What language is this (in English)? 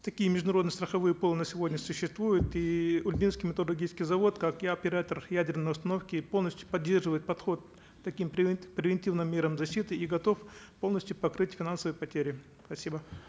Kazakh